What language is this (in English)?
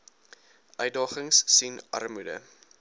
Afrikaans